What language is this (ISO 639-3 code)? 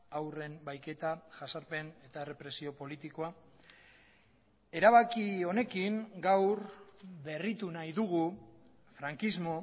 eus